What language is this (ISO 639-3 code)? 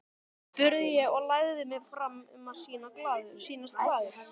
isl